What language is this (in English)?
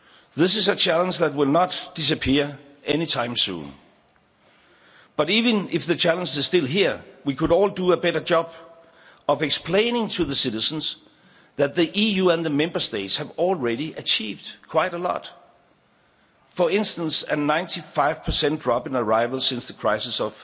English